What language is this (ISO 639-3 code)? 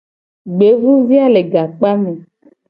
gej